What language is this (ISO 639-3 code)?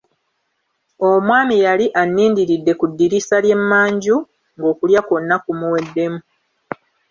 lug